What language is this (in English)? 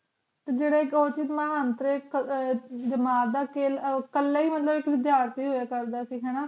Punjabi